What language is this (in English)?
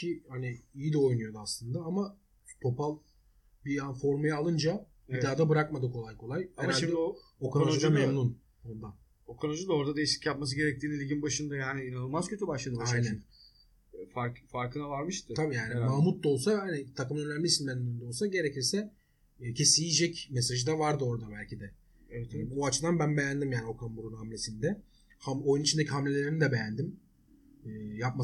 Turkish